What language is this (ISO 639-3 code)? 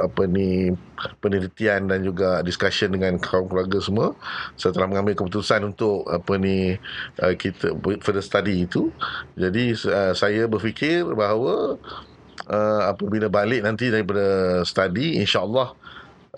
msa